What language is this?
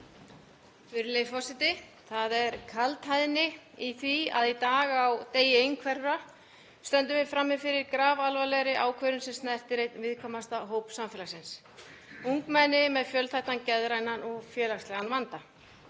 Icelandic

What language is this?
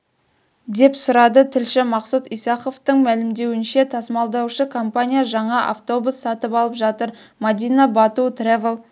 Kazakh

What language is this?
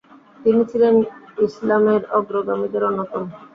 Bangla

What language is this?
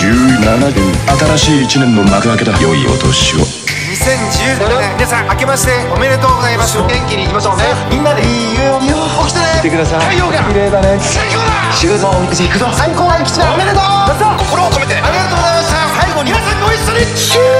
Japanese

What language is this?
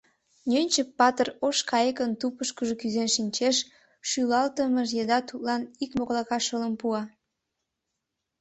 Mari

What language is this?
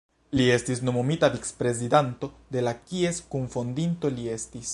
Esperanto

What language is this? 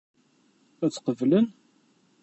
Kabyle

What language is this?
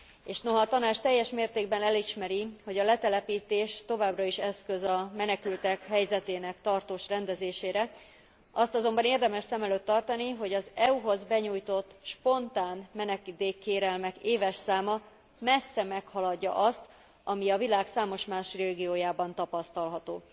Hungarian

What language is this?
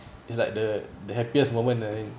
English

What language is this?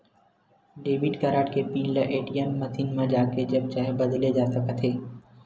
Chhattisgarhi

